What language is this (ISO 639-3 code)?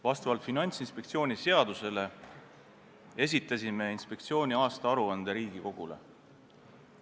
est